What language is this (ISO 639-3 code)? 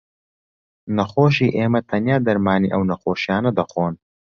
ckb